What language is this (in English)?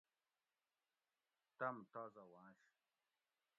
Gawri